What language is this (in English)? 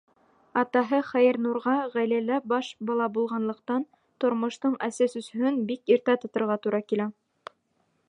Bashkir